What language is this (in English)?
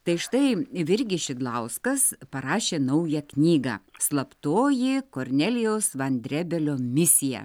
Lithuanian